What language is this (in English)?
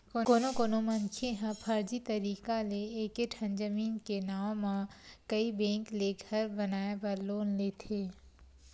Chhattisgarhi